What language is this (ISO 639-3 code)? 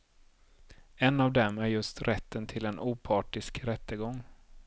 swe